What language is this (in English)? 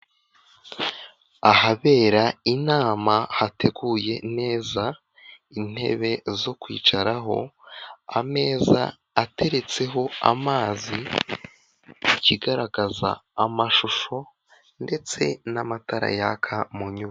Kinyarwanda